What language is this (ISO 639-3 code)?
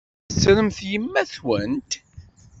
kab